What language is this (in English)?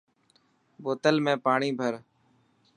Dhatki